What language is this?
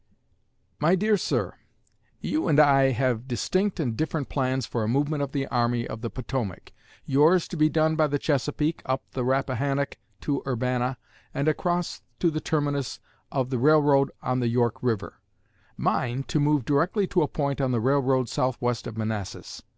English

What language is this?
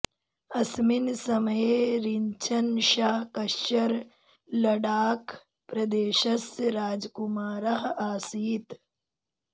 Sanskrit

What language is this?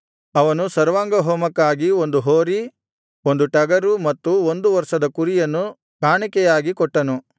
Kannada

